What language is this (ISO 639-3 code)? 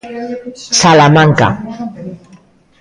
glg